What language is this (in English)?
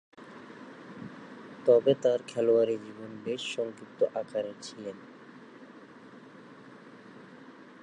Bangla